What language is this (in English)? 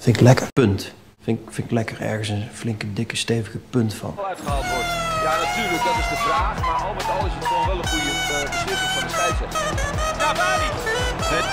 Dutch